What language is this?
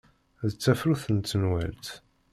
Kabyle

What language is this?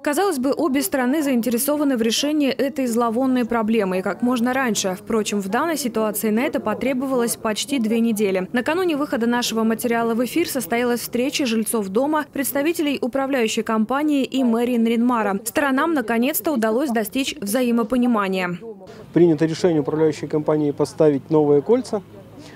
Russian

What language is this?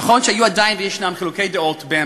Hebrew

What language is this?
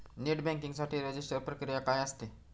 Marathi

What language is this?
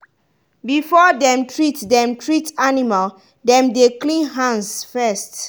Nigerian Pidgin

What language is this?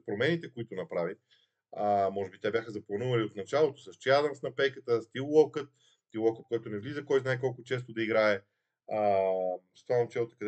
Bulgarian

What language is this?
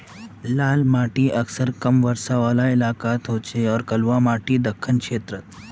Magahi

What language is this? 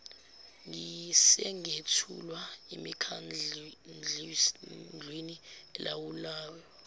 Zulu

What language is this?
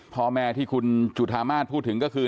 Thai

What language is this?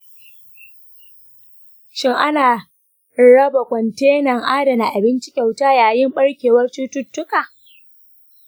Hausa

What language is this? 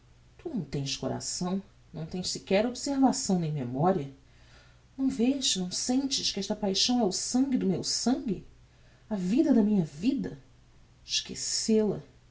Portuguese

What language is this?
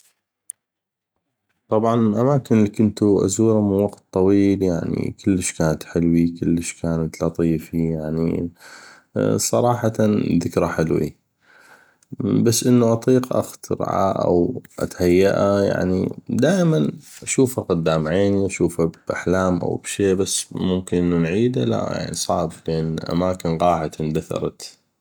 North Mesopotamian Arabic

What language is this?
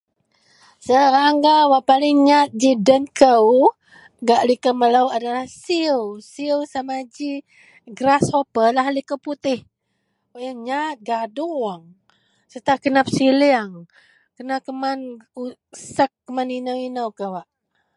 Central Melanau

